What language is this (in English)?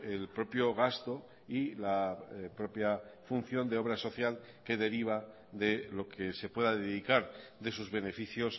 Spanish